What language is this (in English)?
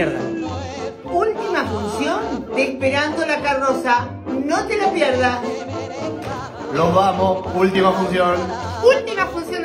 Spanish